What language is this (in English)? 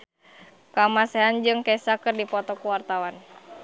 Sundanese